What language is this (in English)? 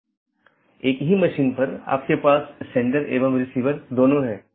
Hindi